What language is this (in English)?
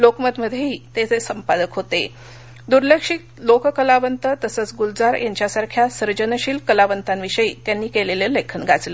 Marathi